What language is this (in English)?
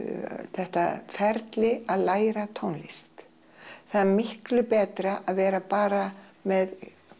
Icelandic